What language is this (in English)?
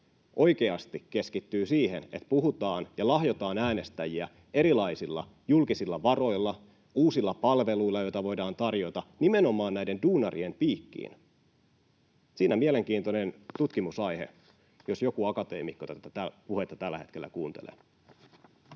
Finnish